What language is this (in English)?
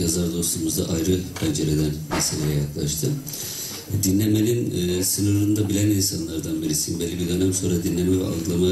Turkish